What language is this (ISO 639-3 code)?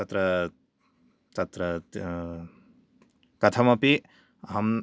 san